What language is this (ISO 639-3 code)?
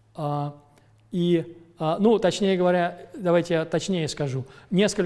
rus